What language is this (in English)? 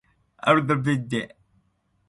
Aromanian